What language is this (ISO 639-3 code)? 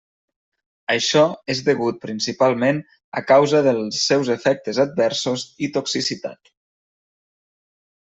cat